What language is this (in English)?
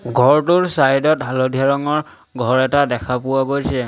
Assamese